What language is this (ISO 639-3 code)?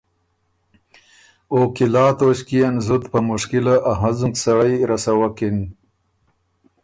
oru